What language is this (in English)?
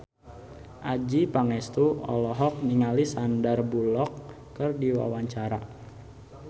Sundanese